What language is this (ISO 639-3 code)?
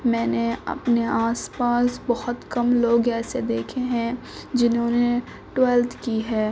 urd